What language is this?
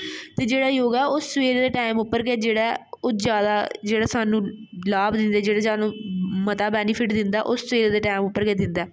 Dogri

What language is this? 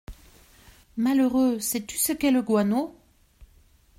French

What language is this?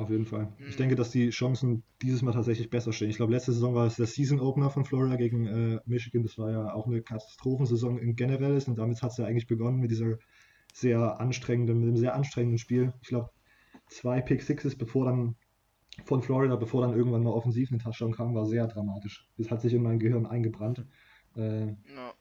German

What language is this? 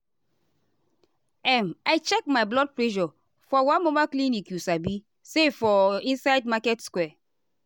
Nigerian Pidgin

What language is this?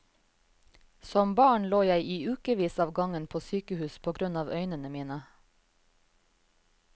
Norwegian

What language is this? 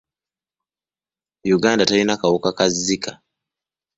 Ganda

